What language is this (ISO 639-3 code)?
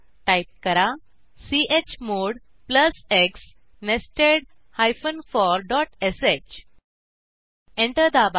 mar